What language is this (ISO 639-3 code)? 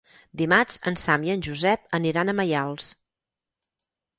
cat